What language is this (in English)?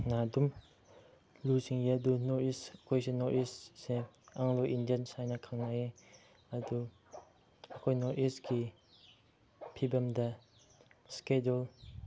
Manipuri